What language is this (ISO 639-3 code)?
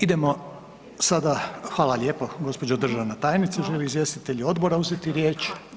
hrv